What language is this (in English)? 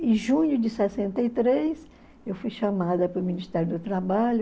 Portuguese